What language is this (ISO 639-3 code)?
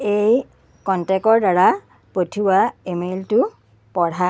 asm